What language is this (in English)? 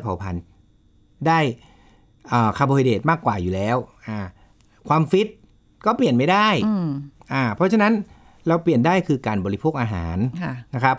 Thai